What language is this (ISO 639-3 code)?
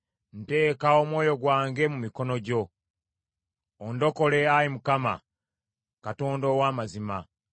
lug